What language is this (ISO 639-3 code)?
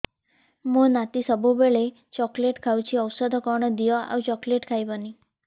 ori